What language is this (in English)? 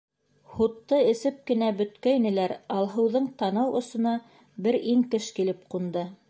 Bashkir